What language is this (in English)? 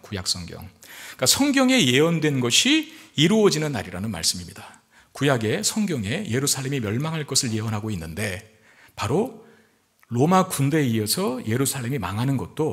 Korean